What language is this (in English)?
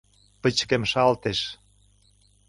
Mari